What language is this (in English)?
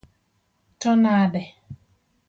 Luo (Kenya and Tanzania)